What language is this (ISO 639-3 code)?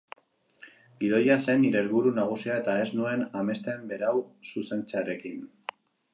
eus